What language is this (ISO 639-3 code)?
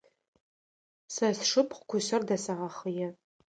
ady